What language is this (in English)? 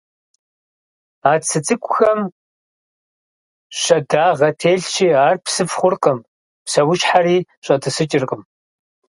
Kabardian